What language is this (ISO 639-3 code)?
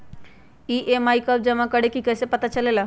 mag